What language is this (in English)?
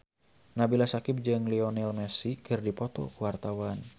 Sundanese